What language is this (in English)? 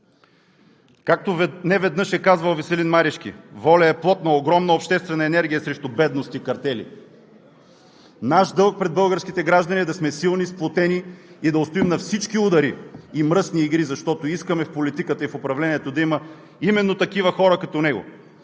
Bulgarian